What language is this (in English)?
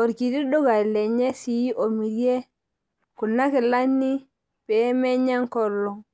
Masai